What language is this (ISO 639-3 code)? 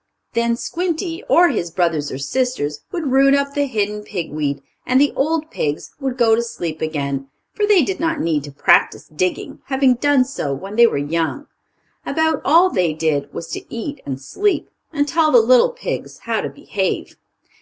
eng